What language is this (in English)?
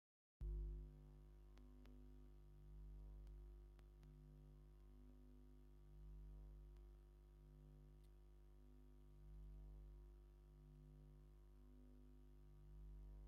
Tigrinya